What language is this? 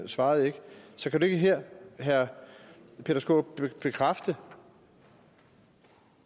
Danish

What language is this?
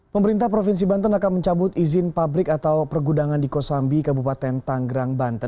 Indonesian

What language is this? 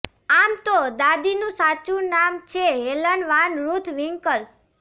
Gujarati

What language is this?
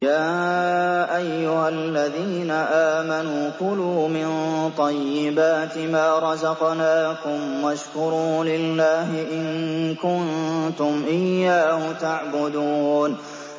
Arabic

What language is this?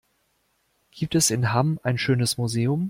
German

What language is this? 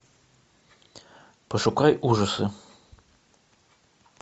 Russian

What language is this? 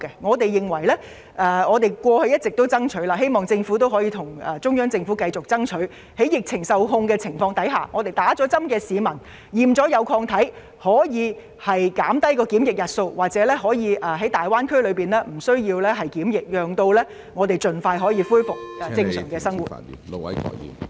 Cantonese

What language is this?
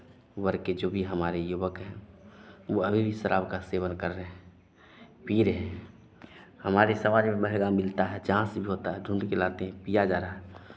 Hindi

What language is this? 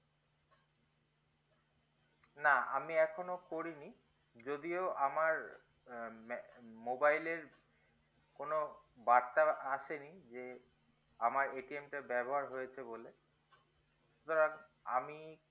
Bangla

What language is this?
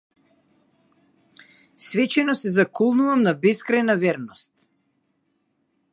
Macedonian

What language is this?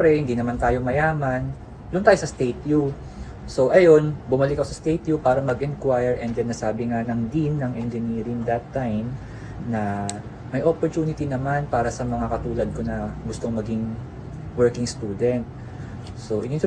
Filipino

